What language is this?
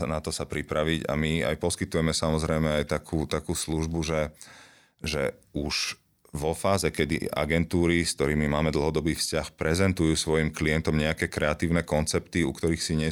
Slovak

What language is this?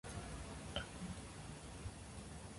Japanese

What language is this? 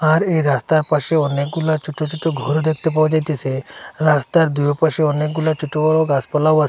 Bangla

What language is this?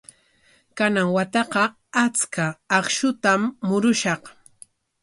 Corongo Ancash Quechua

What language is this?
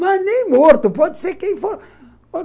Portuguese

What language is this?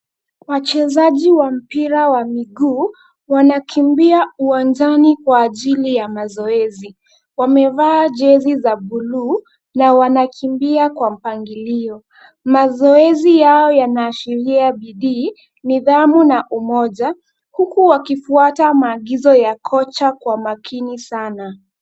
Swahili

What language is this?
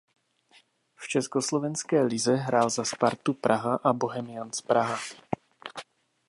Czech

